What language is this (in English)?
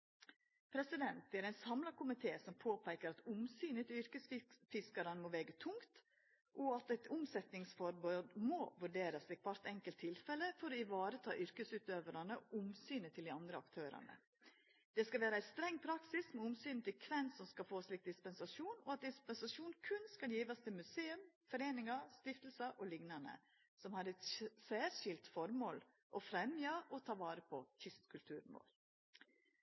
Norwegian Nynorsk